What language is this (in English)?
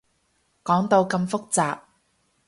Cantonese